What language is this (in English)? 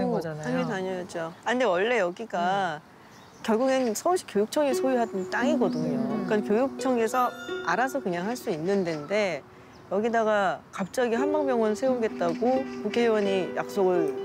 Korean